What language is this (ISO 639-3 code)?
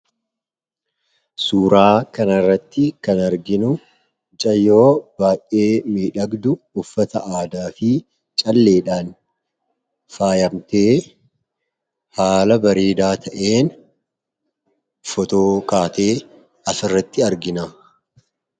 orm